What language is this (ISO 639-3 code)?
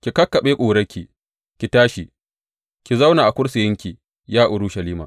hau